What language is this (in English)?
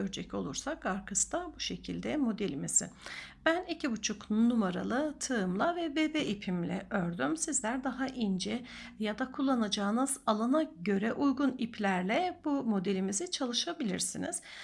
Turkish